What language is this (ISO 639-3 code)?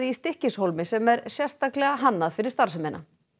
isl